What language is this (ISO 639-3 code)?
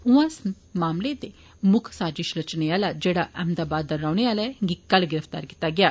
doi